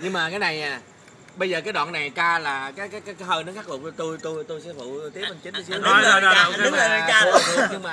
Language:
Vietnamese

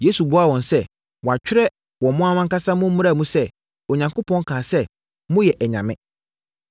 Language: Akan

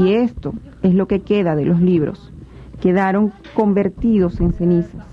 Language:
Spanish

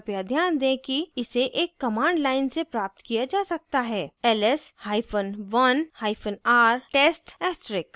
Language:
Hindi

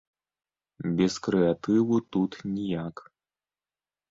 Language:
Belarusian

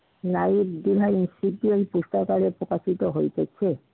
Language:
Bangla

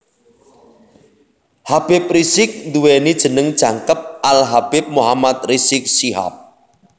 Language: Javanese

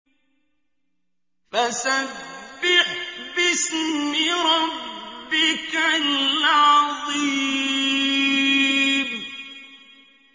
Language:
Arabic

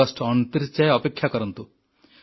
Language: Odia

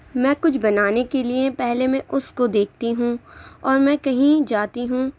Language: Urdu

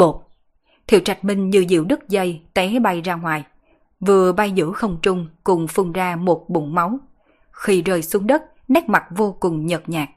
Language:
Vietnamese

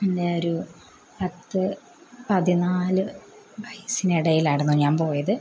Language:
Malayalam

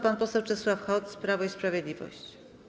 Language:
Polish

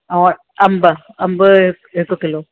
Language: Sindhi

